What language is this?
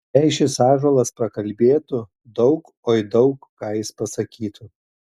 Lithuanian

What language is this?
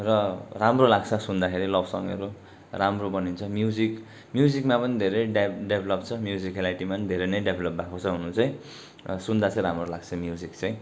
Nepali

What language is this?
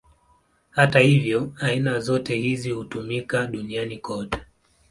Swahili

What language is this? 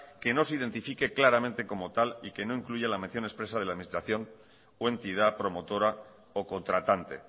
Spanish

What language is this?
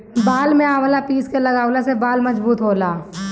Bhojpuri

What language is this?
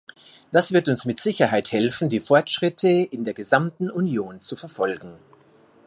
German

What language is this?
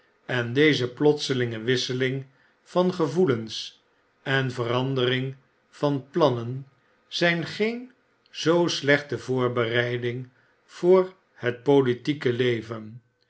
Dutch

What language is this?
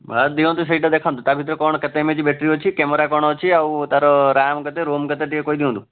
Odia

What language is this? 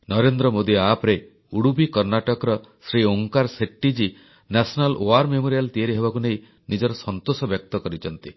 Odia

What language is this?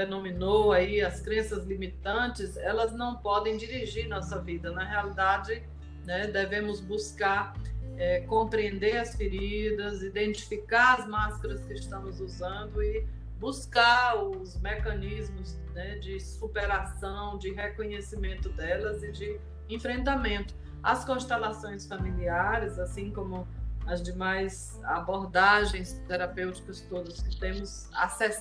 Portuguese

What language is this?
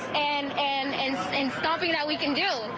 English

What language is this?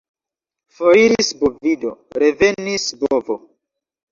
Esperanto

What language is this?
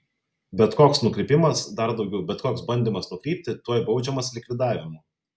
Lithuanian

